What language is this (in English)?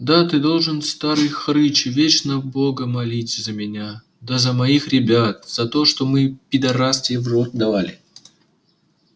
Russian